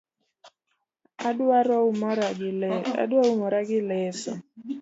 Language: Luo (Kenya and Tanzania)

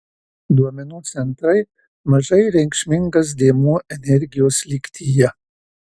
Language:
Lithuanian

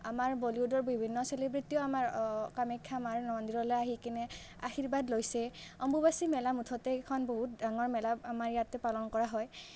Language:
Assamese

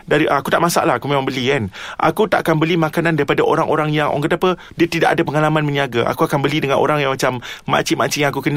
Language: Malay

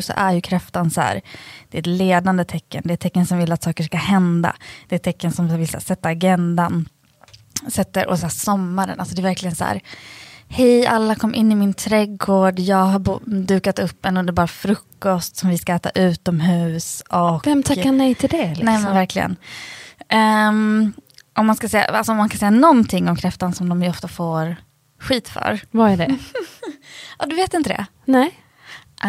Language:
Swedish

